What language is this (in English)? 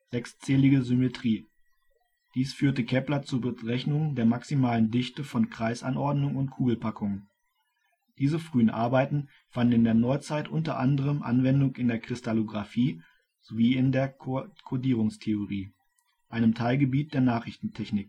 German